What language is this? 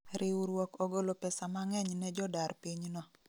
Luo (Kenya and Tanzania)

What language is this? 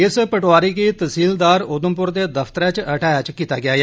Dogri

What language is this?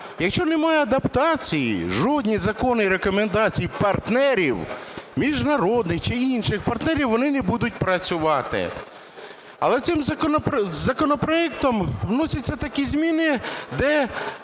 Ukrainian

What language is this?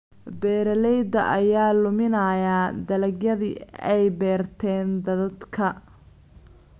Somali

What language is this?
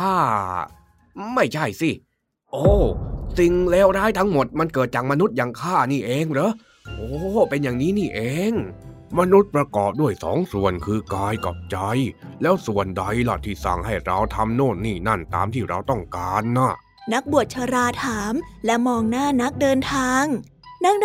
Thai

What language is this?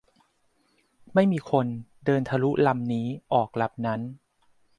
Thai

